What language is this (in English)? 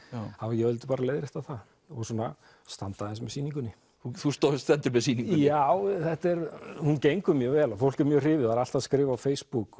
Icelandic